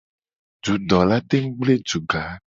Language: Gen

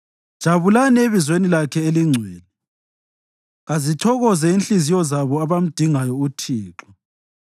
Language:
North Ndebele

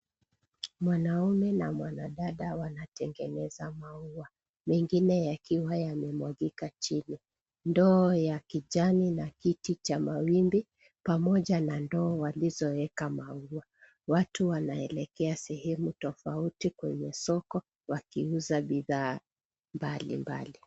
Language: Swahili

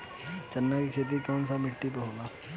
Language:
Bhojpuri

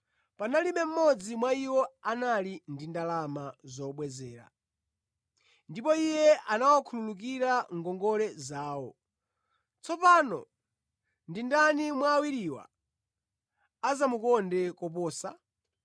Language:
Nyanja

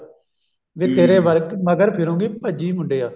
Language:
Punjabi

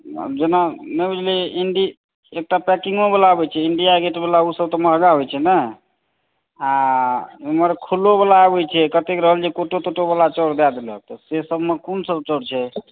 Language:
Maithili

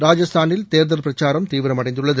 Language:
Tamil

